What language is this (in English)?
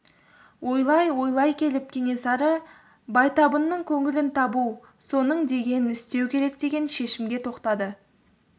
Kazakh